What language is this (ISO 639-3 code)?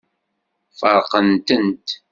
kab